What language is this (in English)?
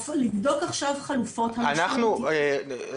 Hebrew